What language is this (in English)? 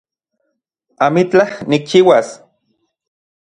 Central Puebla Nahuatl